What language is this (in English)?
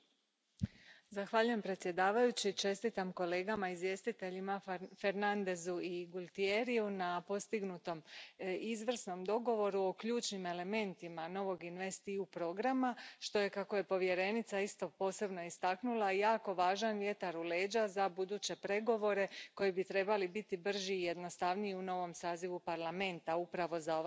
Croatian